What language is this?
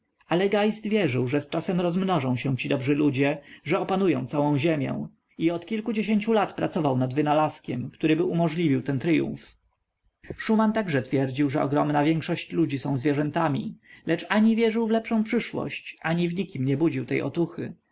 Polish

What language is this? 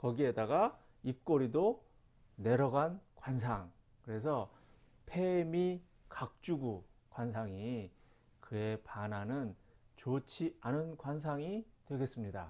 Korean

